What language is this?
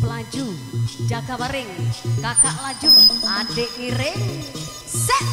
Indonesian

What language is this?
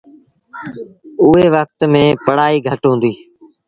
Sindhi Bhil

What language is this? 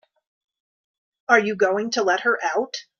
English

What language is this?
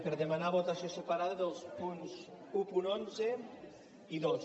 Catalan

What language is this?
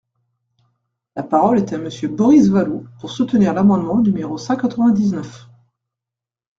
French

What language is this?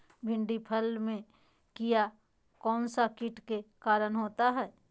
Magahi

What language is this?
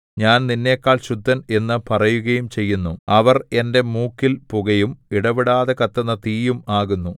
Malayalam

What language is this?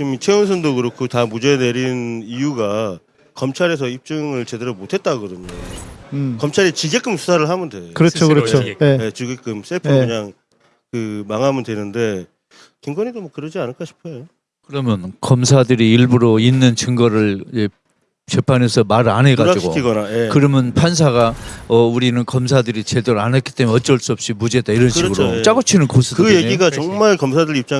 Korean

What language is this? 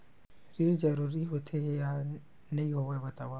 Chhattisgarhi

